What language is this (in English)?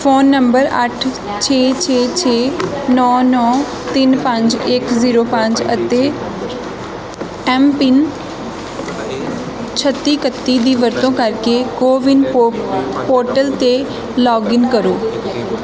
Punjabi